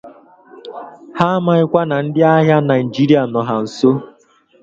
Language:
Igbo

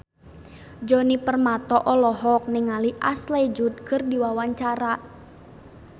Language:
Sundanese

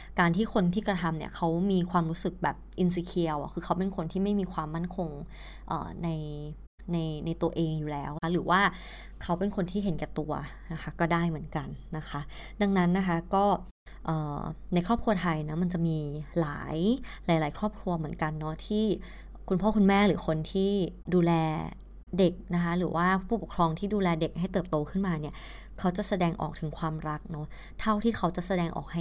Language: Thai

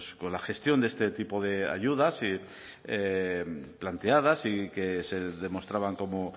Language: Spanish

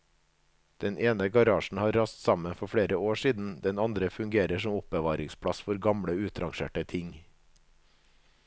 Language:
Norwegian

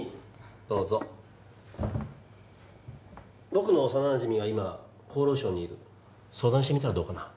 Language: Japanese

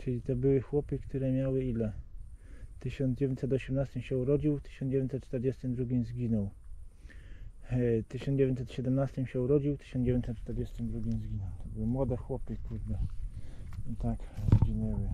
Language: Polish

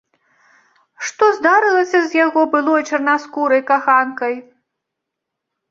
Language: Belarusian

